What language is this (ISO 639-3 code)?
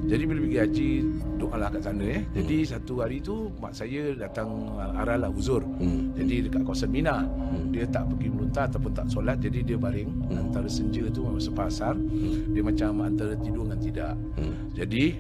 msa